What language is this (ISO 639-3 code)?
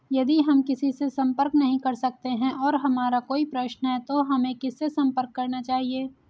hin